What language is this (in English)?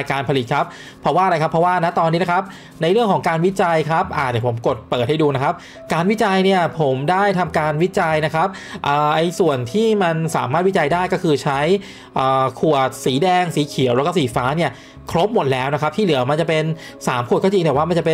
Thai